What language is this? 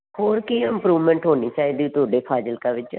Punjabi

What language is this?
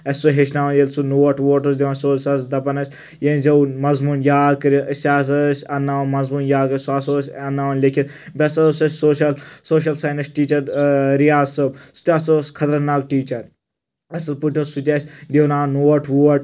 Kashmiri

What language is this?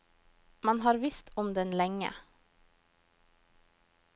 Norwegian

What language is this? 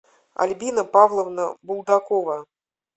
Russian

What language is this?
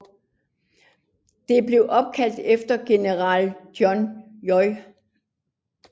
Danish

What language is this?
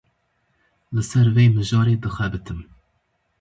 Kurdish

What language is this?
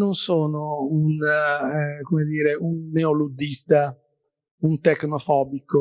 Italian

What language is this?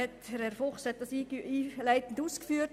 Swiss German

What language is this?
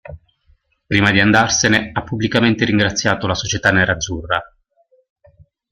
Italian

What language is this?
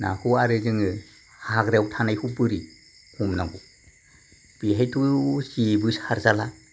Bodo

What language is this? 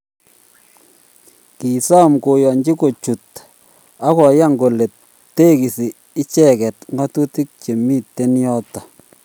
Kalenjin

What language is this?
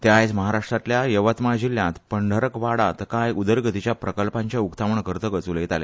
Konkani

